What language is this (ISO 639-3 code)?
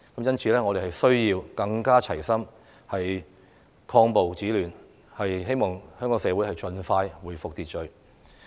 yue